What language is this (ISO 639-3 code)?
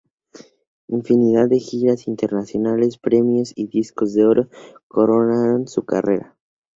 spa